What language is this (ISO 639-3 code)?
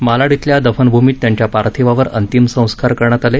mar